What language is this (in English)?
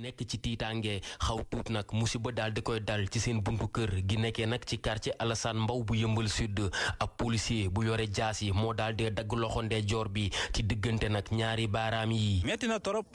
Dutch